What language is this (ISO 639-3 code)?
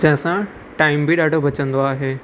snd